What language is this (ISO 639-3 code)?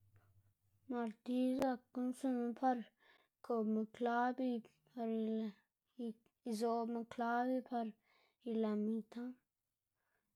ztg